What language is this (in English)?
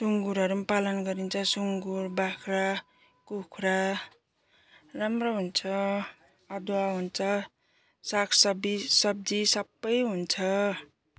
Nepali